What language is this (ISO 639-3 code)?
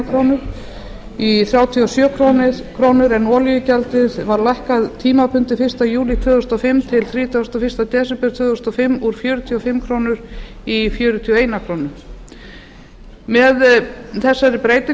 isl